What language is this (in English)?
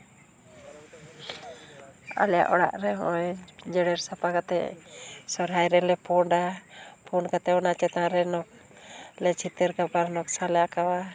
Santali